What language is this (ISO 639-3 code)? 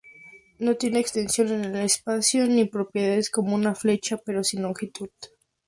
spa